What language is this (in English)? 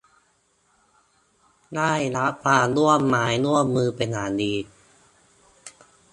Thai